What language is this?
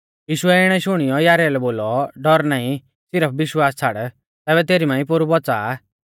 Mahasu Pahari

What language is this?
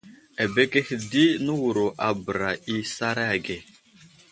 Wuzlam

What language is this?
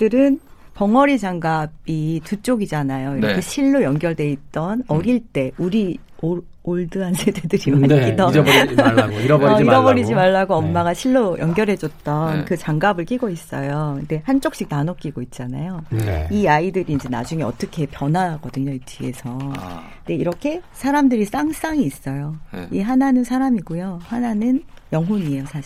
Korean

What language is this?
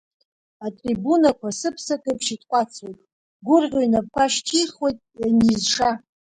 Abkhazian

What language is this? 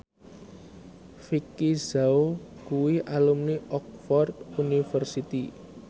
Javanese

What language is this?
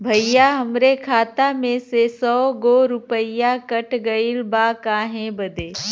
Bhojpuri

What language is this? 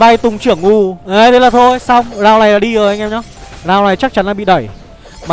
Vietnamese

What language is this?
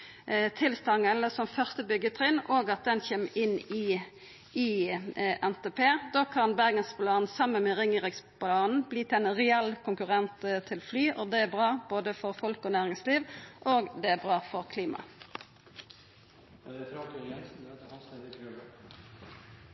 Norwegian Nynorsk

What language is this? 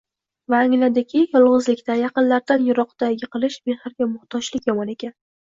Uzbek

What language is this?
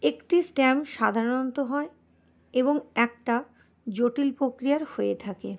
Bangla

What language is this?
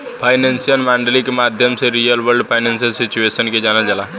Bhojpuri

